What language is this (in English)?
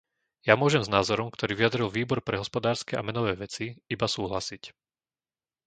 Slovak